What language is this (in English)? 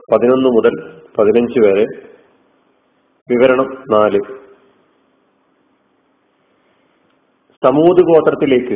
Malayalam